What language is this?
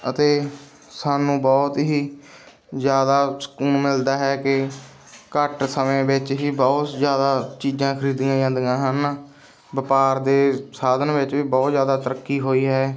Punjabi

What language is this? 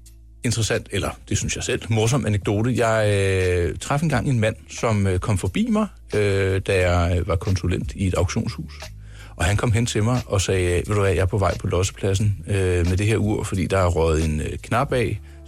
Danish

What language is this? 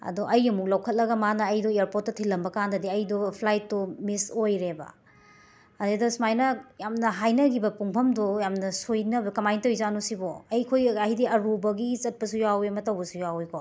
Manipuri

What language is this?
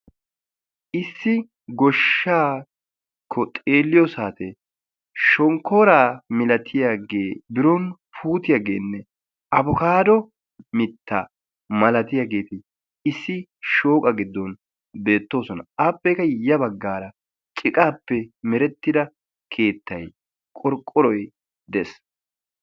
Wolaytta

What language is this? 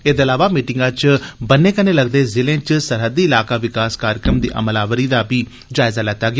Dogri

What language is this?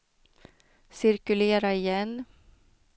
Swedish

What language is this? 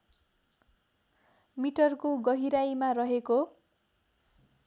Nepali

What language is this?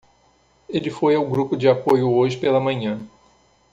Portuguese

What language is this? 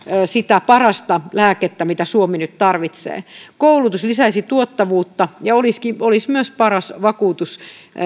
Finnish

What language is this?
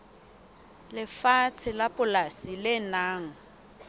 Southern Sotho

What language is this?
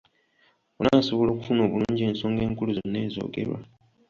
Ganda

